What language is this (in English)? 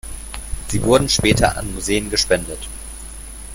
German